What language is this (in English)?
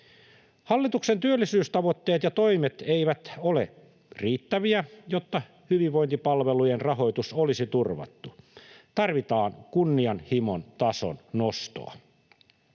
Finnish